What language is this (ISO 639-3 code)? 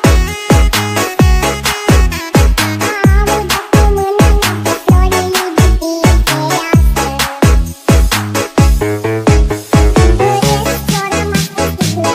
vie